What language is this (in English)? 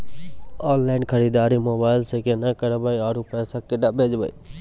Maithili